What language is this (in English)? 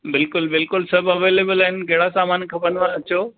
Sindhi